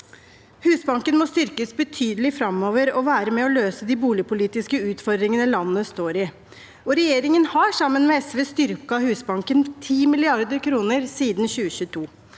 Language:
Norwegian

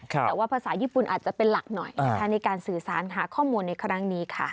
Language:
Thai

